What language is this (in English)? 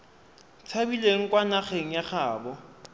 Tswana